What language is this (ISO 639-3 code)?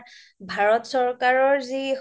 asm